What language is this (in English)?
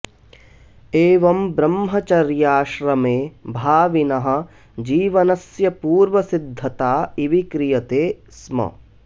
Sanskrit